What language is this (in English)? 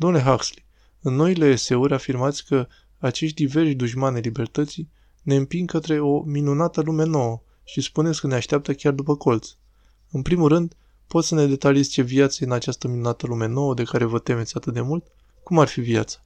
Romanian